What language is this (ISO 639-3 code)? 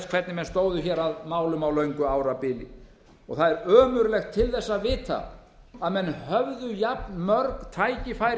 isl